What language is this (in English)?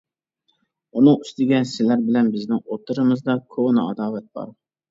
Uyghur